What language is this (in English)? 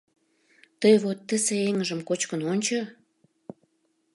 Mari